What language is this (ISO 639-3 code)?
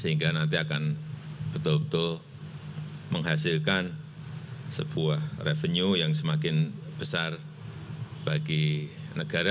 ind